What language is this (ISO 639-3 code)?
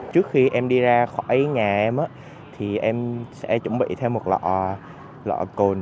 vie